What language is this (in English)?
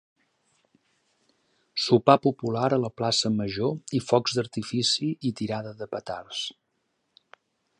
Catalan